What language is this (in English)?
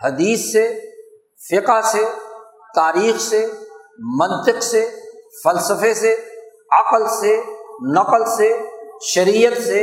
Urdu